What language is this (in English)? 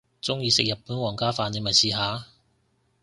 Cantonese